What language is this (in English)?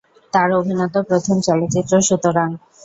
Bangla